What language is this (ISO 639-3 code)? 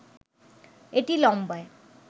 ben